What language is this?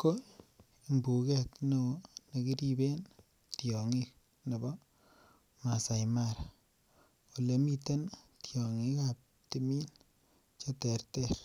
Kalenjin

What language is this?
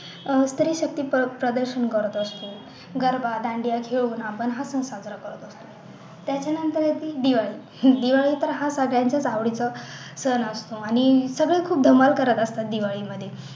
Marathi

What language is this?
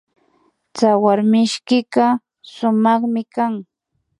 Imbabura Highland Quichua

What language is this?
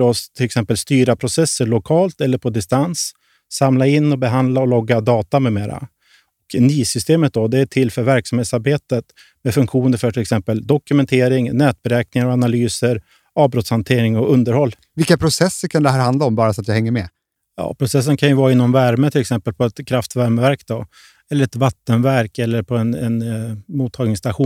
Swedish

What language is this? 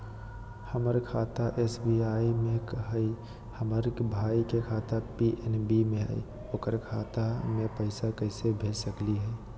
Magahi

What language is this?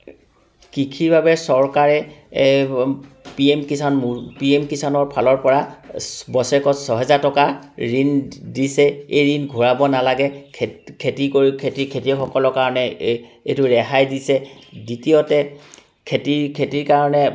Assamese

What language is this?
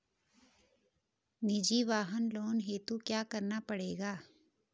Hindi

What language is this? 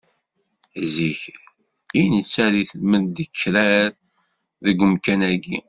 Kabyle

